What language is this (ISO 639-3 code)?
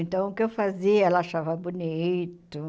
por